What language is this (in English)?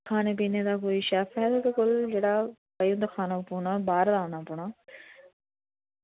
Dogri